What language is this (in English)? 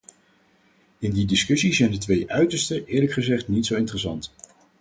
Dutch